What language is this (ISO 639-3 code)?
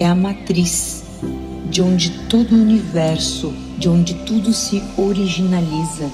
por